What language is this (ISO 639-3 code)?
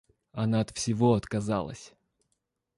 rus